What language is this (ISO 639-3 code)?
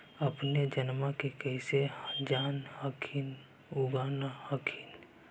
mag